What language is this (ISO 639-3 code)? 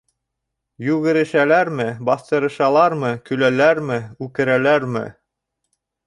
bak